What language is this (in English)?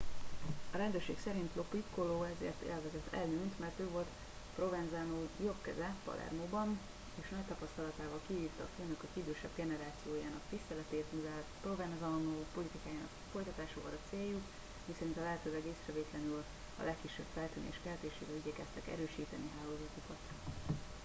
Hungarian